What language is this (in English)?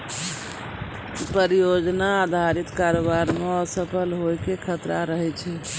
Maithili